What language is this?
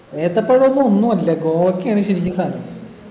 Malayalam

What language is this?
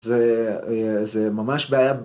Hebrew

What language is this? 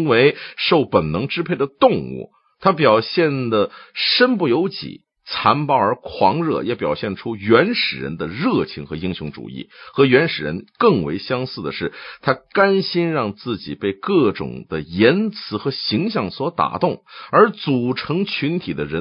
Chinese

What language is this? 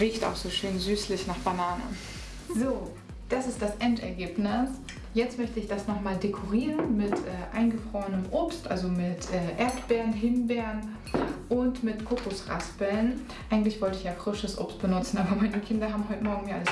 German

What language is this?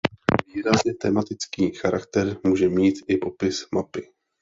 Czech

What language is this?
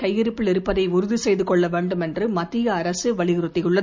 Tamil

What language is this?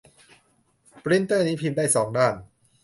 Thai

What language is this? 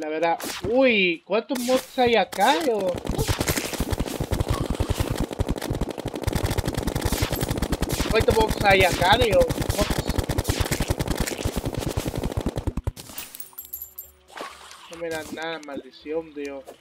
Spanish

